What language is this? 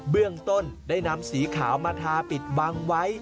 Thai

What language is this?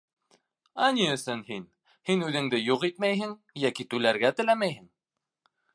Bashkir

